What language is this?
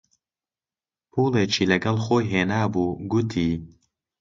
Central Kurdish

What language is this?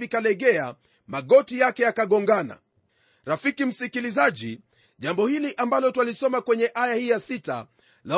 Swahili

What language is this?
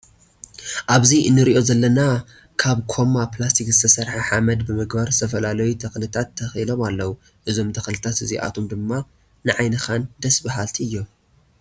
Tigrinya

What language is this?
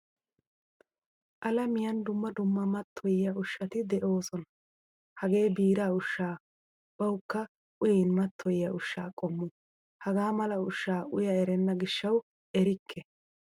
Wolaytta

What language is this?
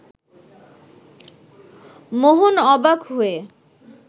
Bangla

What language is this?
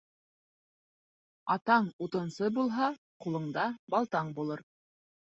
Bashkir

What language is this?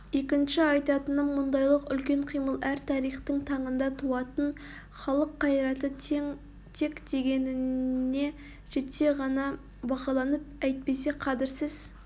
Kazakh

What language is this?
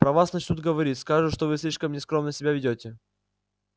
Russian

